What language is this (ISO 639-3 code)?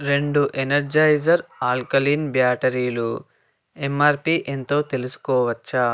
tel